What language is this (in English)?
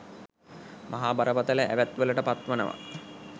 Sinhala